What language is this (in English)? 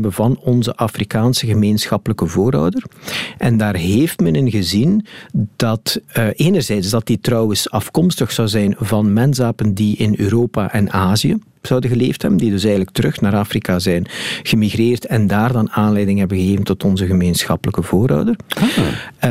Dutch